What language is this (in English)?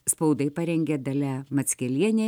Lithuanian